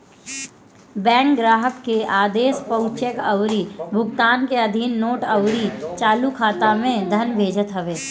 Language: Bhojpuri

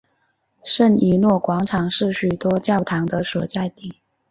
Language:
Chinese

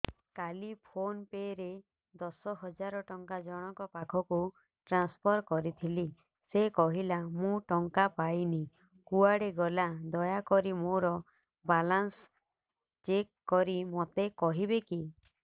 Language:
Odia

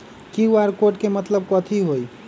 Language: Magahi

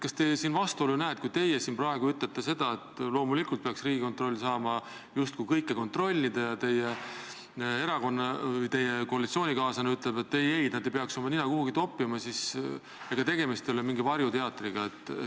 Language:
Estonian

